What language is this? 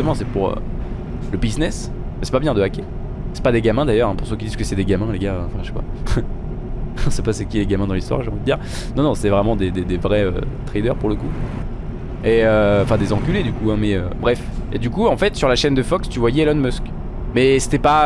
French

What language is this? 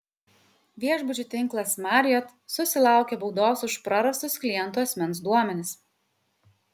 Lithuanian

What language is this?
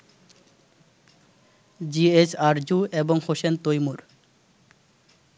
Bangla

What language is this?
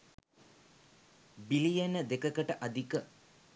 Sinhala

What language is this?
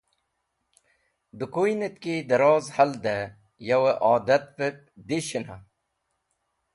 Wakhi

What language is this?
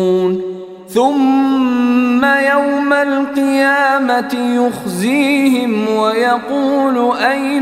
Arabic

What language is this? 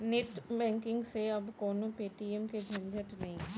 Bhojpuri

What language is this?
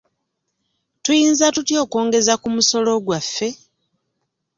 Ganda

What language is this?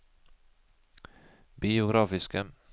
Norwegian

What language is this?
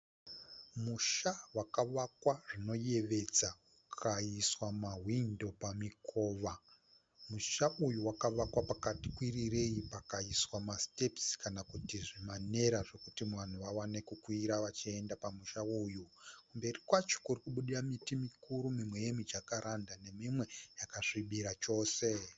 Shona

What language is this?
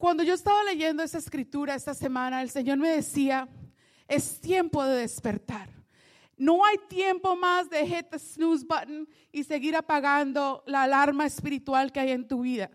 Spanish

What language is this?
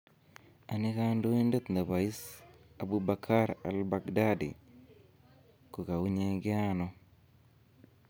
Kalenjin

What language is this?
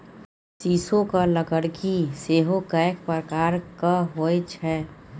Maithili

